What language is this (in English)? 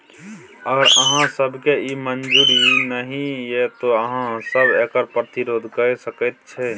Maithili